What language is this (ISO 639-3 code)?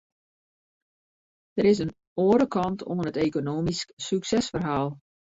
fry